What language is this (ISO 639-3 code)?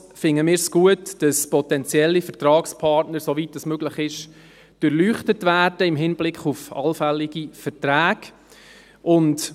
gsw